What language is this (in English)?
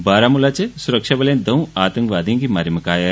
Dogri